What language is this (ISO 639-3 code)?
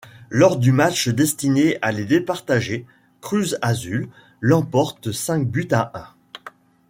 fra